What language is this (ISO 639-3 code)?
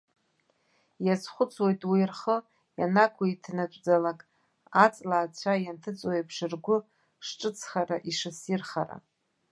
abk